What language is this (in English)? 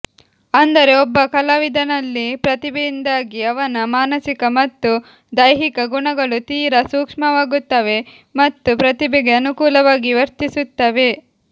Kannada